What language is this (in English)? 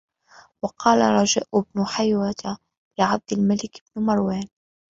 Arabic